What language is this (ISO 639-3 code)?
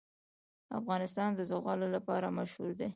pus